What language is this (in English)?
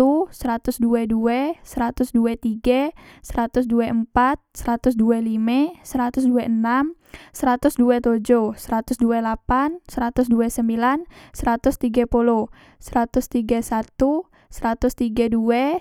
Musi